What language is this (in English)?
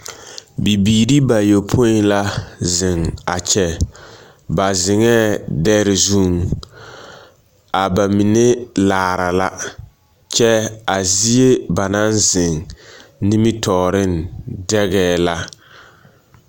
Southern Dagaare